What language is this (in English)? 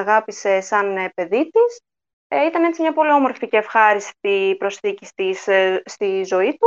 Greek